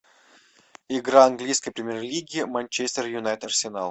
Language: Russian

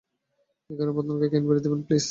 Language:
Bangla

